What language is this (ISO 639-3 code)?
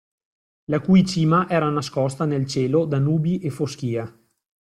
ita